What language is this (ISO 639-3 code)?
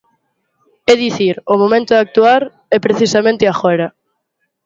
glg